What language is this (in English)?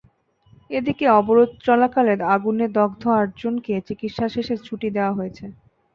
Bangla